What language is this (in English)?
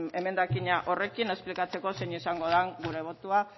Basque